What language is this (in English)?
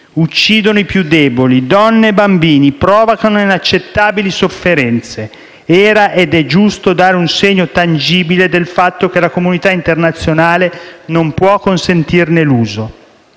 Italian